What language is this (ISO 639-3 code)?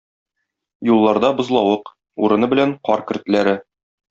tat